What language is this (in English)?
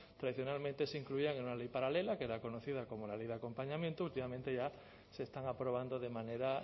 Spanish